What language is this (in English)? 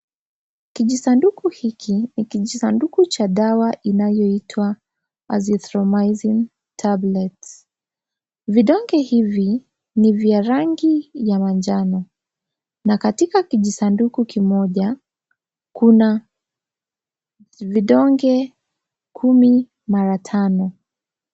Swahili